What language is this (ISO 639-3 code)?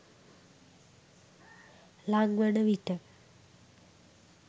sin